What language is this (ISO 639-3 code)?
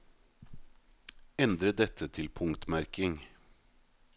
nor